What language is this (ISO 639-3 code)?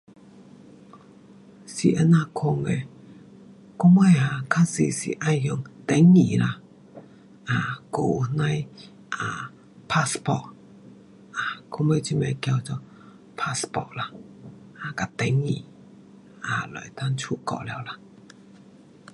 cpx